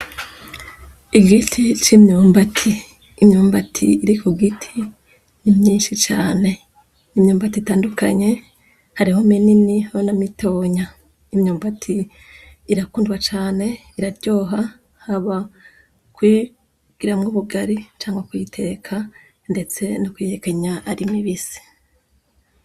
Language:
Rundi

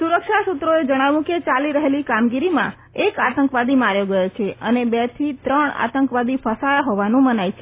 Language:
Gujarati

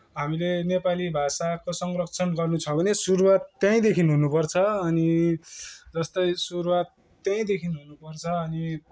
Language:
Nepali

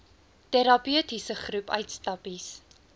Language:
Afrikaans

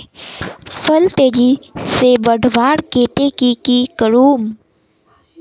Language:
Magahi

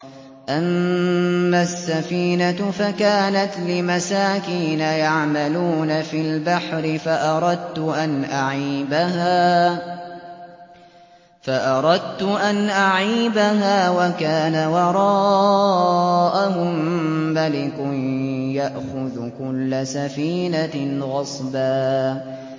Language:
Arabic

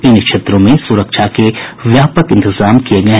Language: Hindi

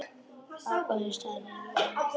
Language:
Icelandic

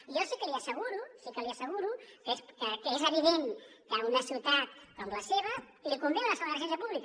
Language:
Catalan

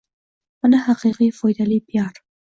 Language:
Uzbek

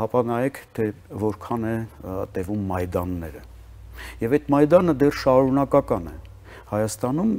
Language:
Romanian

